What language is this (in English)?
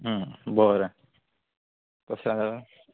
Konkani